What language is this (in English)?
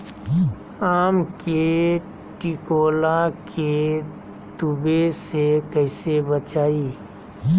Magahi